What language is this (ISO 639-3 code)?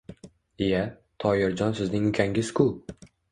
uzb